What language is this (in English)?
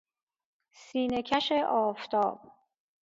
Persian